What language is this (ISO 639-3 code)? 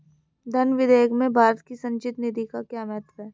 hin